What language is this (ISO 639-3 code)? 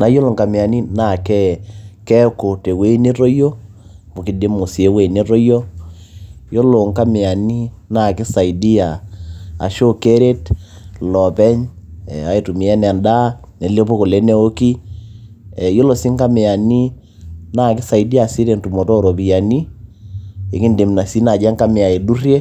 mas